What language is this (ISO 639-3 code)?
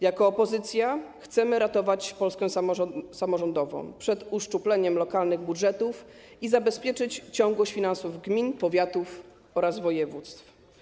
pol